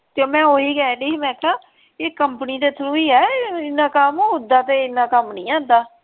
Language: Punjabi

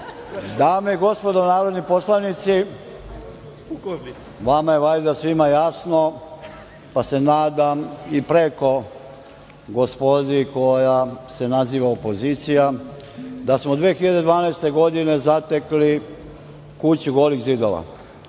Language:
Serbian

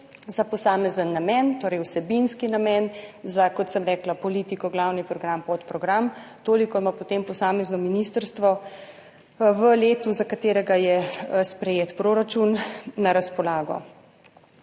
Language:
Slovenian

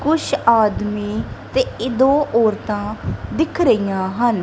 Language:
Punjabi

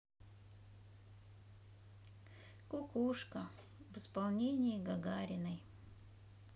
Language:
Russian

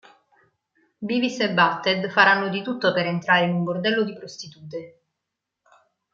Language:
Italian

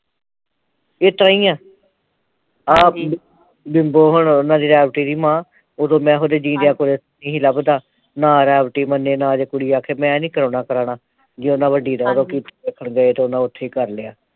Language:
Punjabi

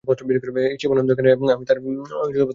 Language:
Bangla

